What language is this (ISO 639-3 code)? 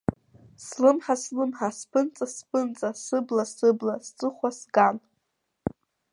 abk